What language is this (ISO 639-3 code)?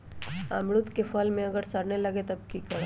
mag